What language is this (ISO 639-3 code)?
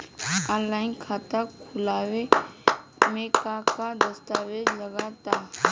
bho